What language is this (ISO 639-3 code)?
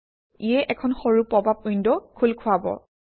asm